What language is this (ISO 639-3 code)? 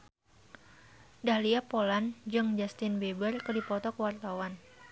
sun